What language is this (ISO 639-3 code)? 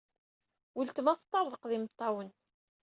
kab